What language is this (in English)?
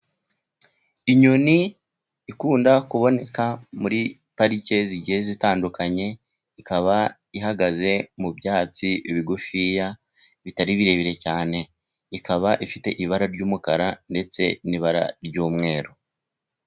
Kinyarwanda